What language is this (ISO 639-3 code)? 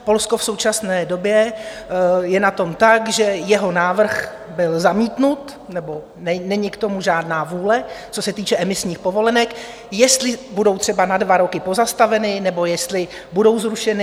ces